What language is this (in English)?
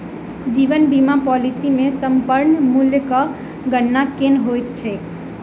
Maithili